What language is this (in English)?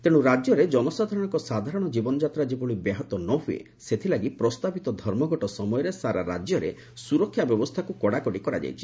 Odia